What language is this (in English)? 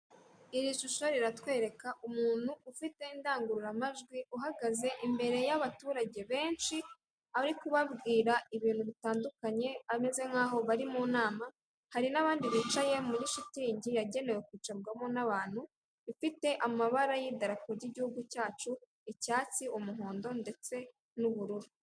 Kinyarwanda